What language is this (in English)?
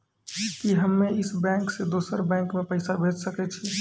Maithili